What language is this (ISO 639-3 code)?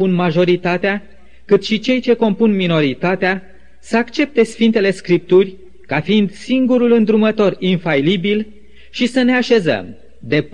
ron